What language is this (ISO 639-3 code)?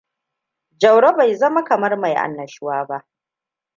hau